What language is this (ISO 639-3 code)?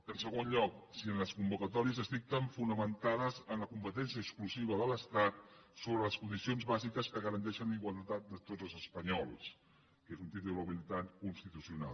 cat